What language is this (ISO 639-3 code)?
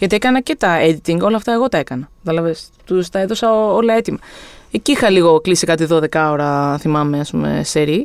ell